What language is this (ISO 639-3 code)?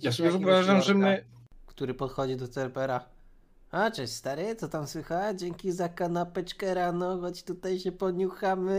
pol